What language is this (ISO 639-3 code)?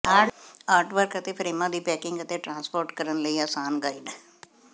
pan